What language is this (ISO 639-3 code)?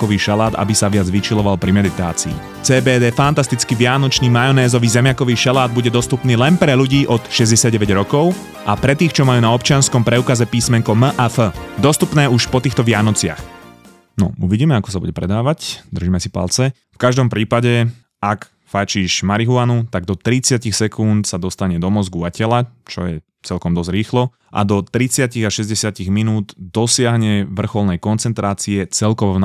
slk